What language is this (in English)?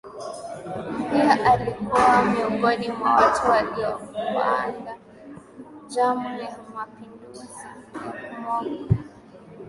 Swahili